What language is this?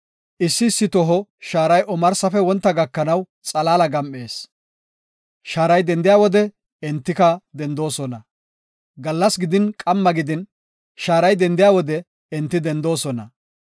Gofa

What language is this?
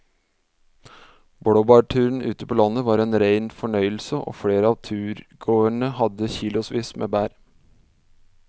Norwegian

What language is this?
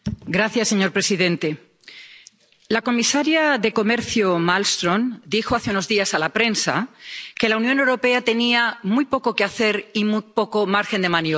Spanish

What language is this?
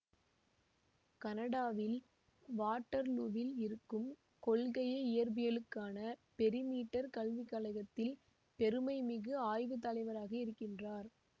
Tamil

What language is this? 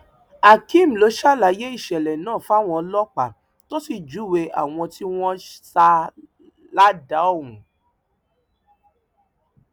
Yoruba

